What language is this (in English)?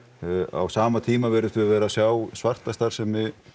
Icelandic